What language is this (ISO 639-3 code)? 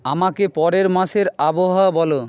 ben